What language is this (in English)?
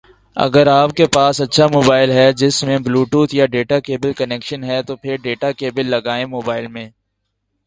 Urdu